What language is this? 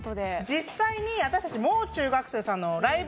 Japanese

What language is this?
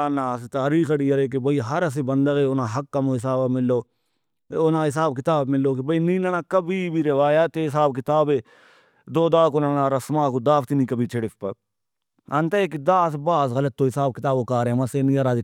Brahui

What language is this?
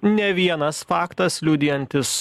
Lithuanian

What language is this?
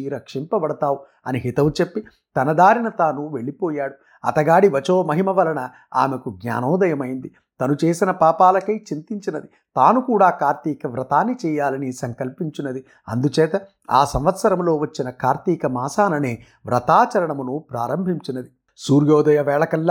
Telugu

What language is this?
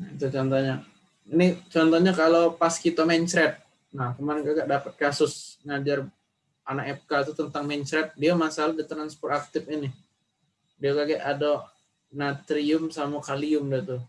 Indonesian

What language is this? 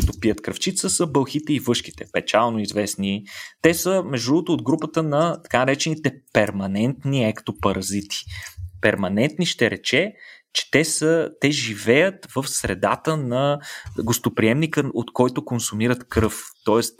Bulgarian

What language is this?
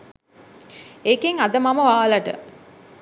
Sinhala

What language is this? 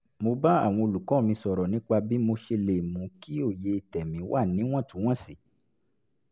Yoruba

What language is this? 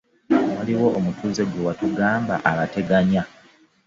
Ganda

